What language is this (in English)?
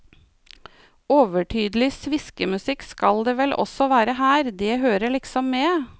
Norwegian